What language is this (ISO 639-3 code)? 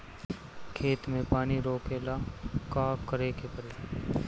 bho